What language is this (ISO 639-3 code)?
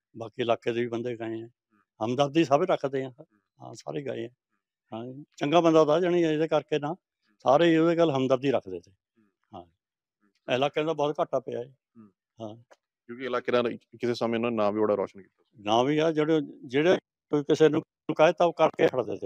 pan